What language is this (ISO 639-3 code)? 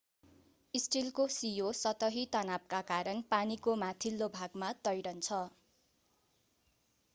nep